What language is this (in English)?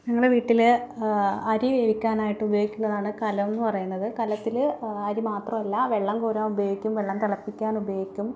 Malayalam